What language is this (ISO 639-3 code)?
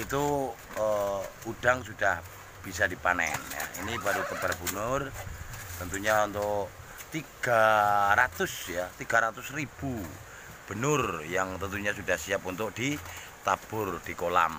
ind